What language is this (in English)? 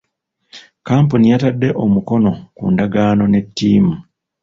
Ganda